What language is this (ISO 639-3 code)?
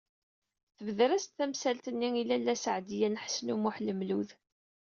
kab